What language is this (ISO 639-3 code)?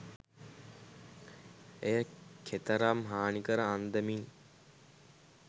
sin